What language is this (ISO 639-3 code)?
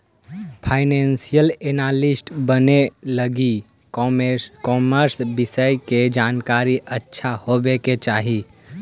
mag